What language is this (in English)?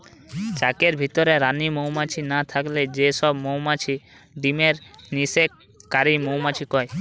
Bangla